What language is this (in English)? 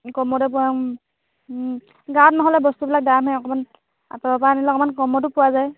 Assamese